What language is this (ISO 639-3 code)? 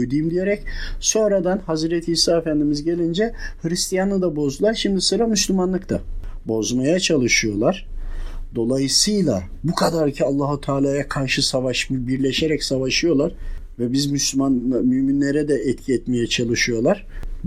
tur